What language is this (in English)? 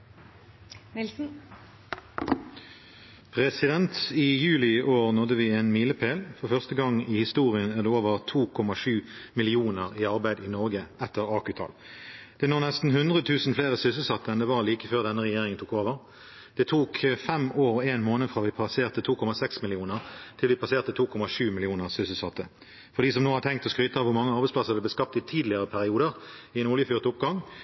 Norwegian Bokmål